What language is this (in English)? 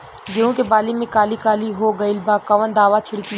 Bhojpuri